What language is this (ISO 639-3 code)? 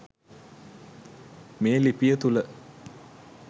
sin